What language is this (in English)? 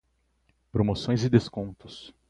Portuguese